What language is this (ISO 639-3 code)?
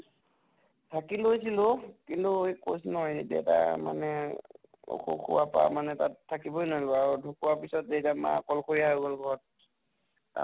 asm